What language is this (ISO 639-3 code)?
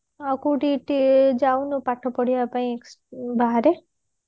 ori